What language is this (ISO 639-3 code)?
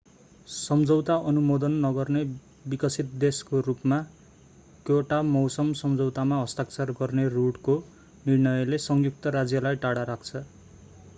nep